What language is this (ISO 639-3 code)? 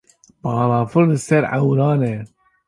kur